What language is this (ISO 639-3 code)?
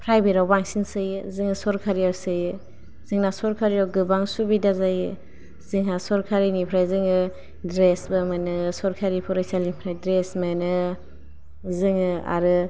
brx